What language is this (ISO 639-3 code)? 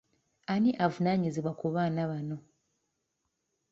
lug